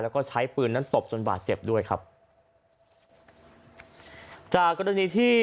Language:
Thai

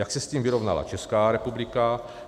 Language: Czech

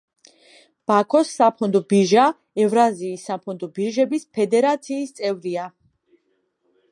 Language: Georgian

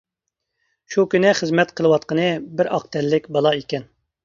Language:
Uyghur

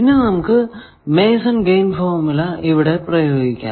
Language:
Malayalam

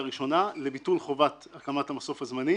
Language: Hebrew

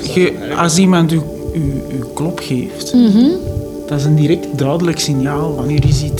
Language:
Dutch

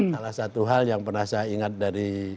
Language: Indonesian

